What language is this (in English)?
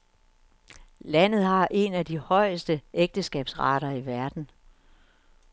Danish